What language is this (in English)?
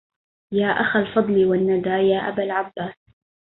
Arabic